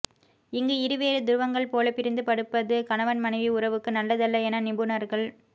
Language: Tamil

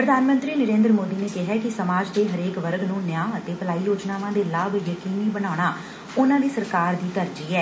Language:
Punjabi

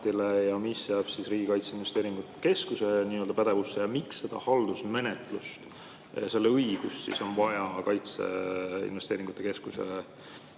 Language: Estonian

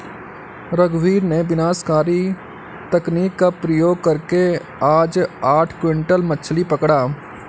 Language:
Hindi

